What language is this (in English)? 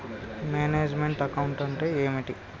Telugu